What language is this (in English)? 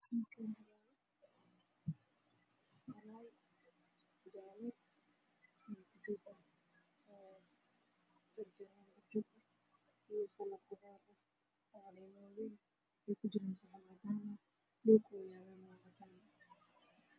Somali